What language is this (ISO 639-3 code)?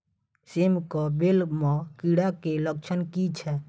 mai